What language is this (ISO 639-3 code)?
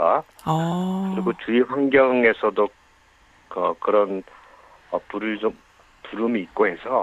kor